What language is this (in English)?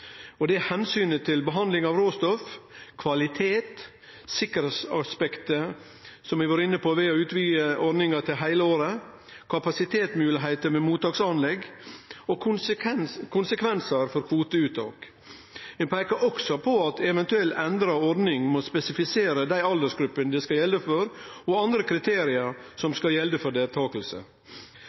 Norwegian Nynorsk